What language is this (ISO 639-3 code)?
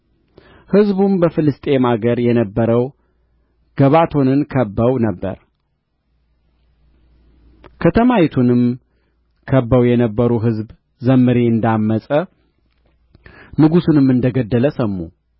amh